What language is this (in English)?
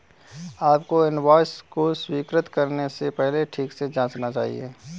Hindi